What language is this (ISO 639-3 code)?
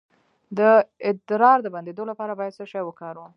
pus